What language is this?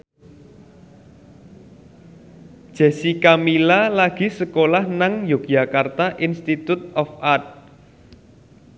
Javanese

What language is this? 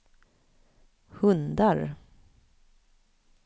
Swedish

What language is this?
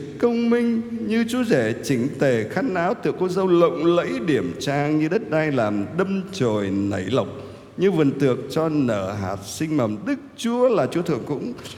Vietnamese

